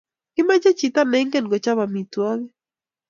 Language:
Kalenjin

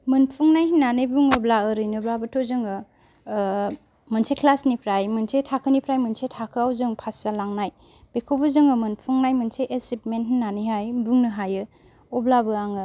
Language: Bodo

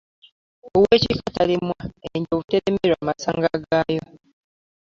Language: Ganda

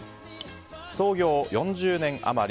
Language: Japanese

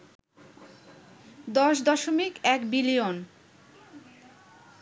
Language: Bangla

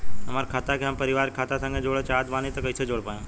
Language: Bhojpuri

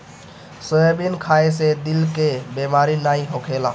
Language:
Bhojpuri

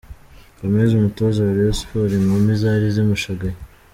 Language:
Kinyarwanda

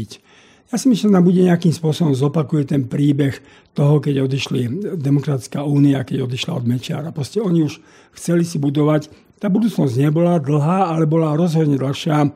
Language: Slovak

